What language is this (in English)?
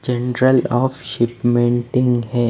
Hindi